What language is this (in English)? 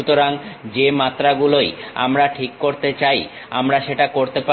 Bangla